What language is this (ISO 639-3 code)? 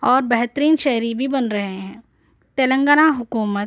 urd